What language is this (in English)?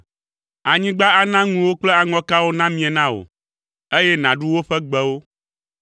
Ewe